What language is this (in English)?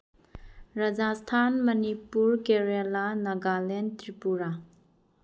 Manipuri